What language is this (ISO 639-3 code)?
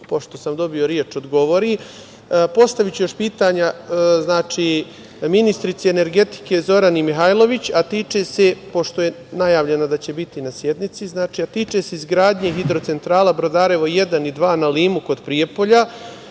srp